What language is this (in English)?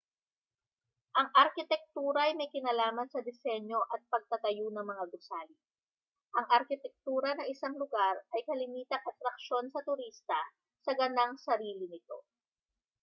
Filipino